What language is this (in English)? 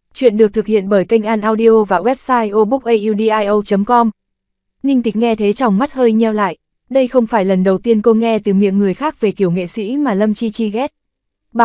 Vietnamese